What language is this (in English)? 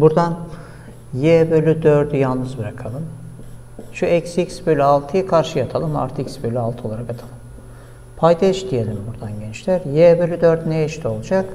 Turkish